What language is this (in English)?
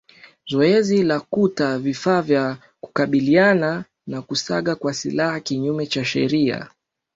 Swahili